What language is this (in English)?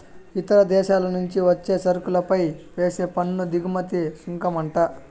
Telugu